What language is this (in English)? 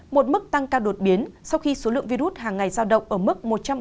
Vietnamese